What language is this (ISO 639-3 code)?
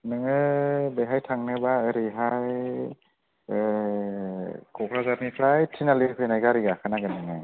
brx